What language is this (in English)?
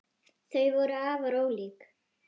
Icelandic